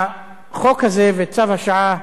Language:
Hebrew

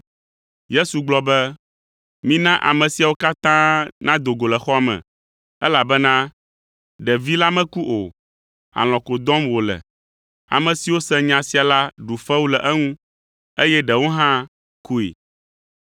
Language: Ewe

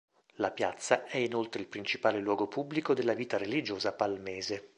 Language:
Italian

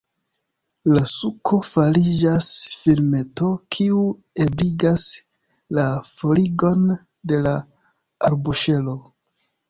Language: Esperanto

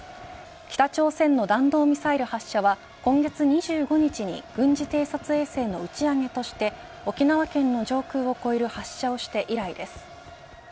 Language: Japanese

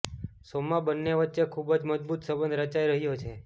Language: Gujarati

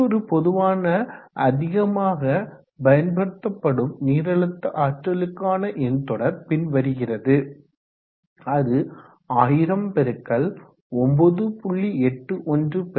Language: Tamil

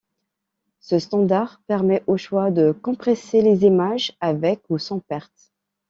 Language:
French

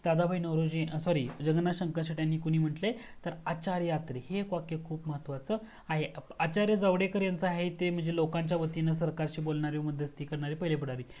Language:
Marathi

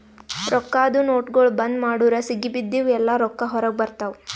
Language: Kannada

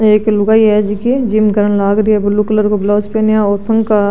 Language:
Marwari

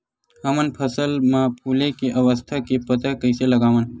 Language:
Chhattisgarhi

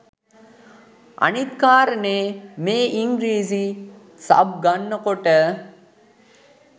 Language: Sinhala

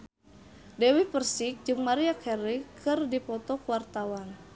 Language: Sundanese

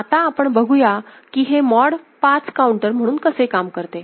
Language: Marathi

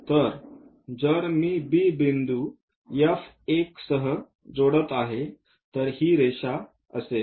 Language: Marathi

